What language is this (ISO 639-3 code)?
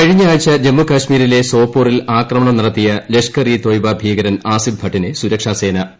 mal